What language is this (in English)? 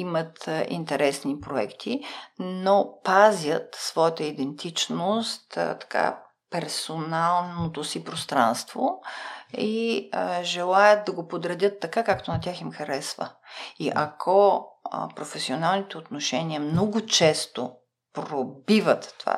Bulgarian